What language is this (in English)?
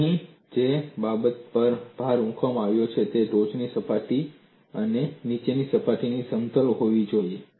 Gujarati